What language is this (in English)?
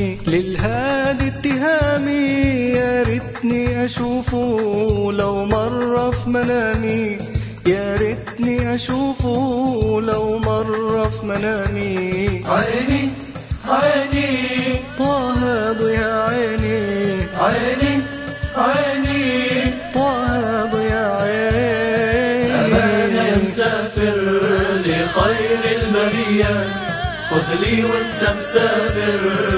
Arabic